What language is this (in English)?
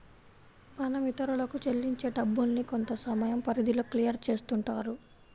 Telugu